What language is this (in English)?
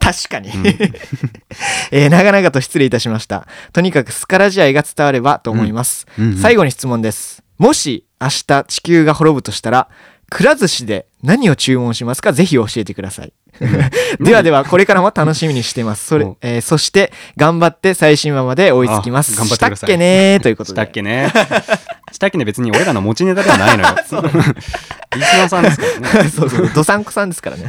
Japanese